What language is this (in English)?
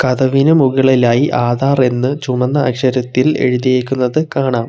Malayalam